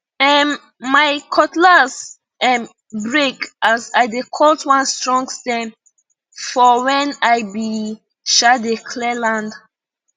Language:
Nigerian Pidgin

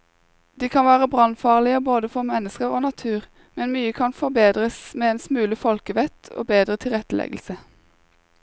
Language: Norwegian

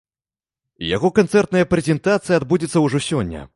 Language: Belarusian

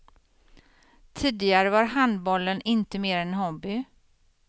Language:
Swedish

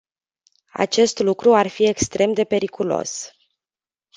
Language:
Romanian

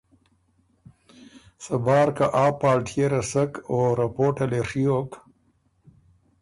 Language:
Ormuri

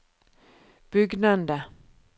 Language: Norwegian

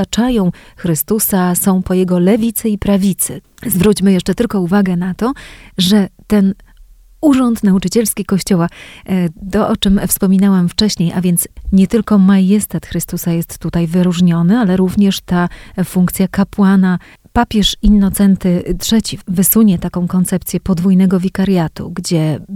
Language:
Polish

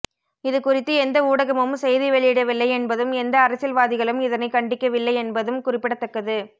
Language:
Tamil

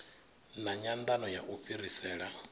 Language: Venda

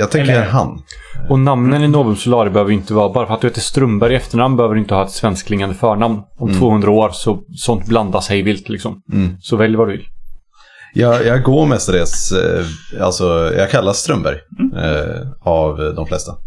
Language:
Swedish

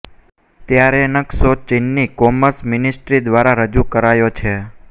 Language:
Gujarati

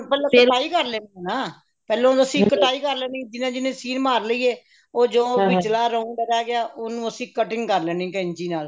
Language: Punjabi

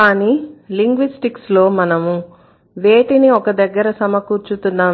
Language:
Telugu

